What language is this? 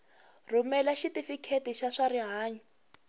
Tsonga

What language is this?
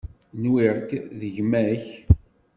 Kabyle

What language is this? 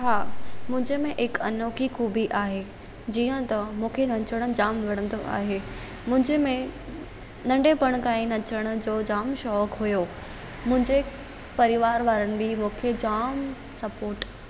Sindhi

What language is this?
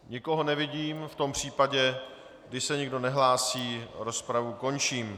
Czech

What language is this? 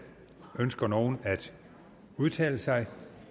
Danish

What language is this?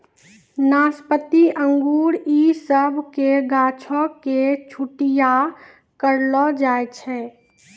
Maithili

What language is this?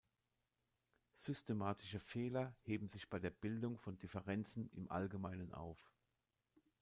German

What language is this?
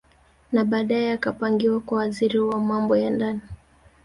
Swahili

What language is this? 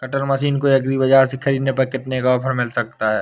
Hindi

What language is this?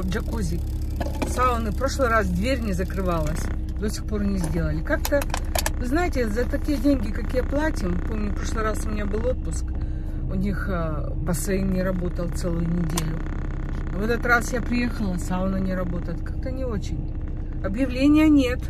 Russian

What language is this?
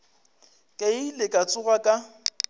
Northern Sotho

